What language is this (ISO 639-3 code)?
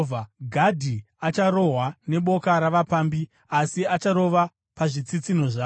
sna